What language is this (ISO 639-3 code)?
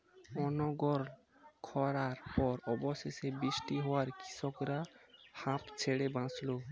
ben